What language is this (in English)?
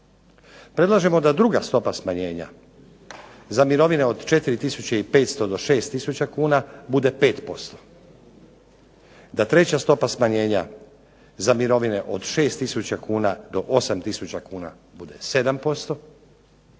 Croatian